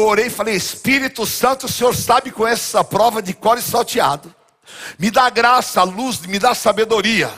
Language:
Portuguese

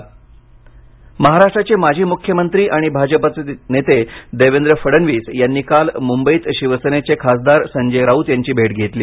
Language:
Marathi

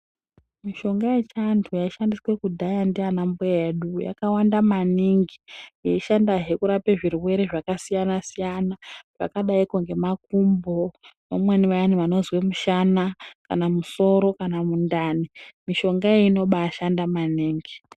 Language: Ndau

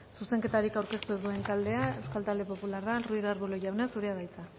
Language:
Basque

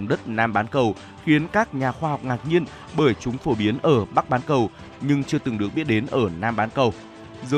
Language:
Vietnamese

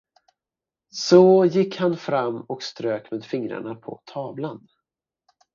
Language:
Swedish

